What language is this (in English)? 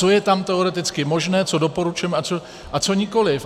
Czech